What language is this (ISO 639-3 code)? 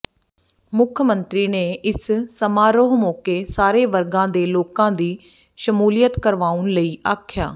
pan